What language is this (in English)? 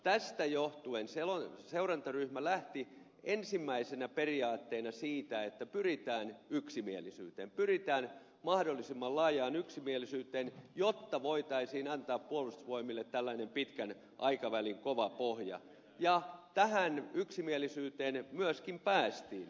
Finnish